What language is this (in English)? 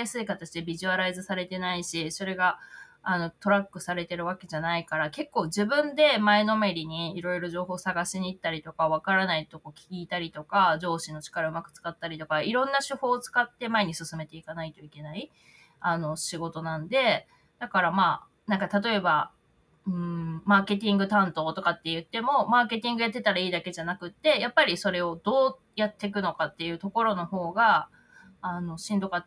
Japanese